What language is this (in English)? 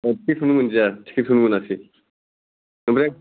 Bodo